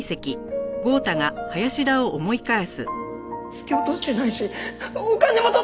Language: Japanese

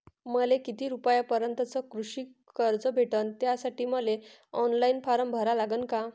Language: Marathi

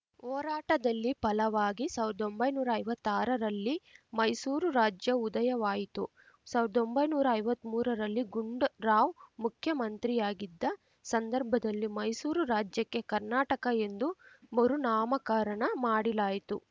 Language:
Kannada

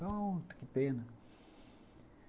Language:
Portuguese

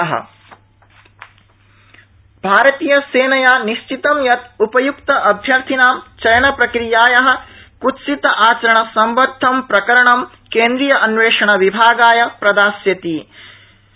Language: Sanskrit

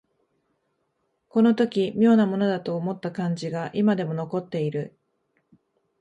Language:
Japanese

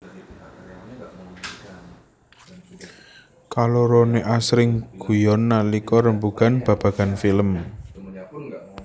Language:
Javanese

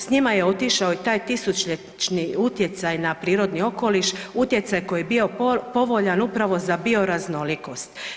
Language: Croatian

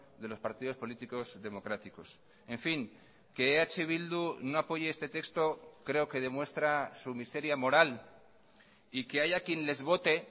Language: Spanish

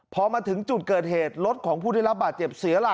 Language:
Thai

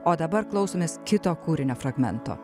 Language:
Lithuanian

